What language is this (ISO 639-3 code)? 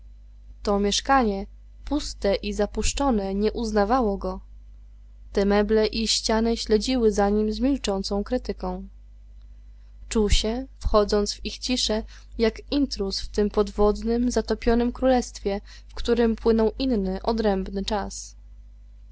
pol